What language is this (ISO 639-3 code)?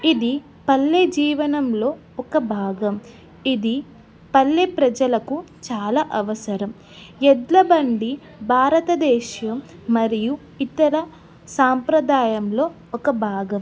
tel